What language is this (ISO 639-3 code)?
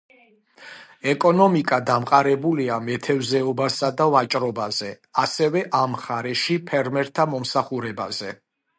kat